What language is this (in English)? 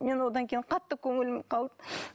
Kazakh